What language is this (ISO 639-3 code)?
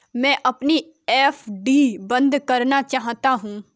hin